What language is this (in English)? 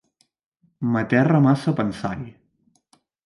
Catalan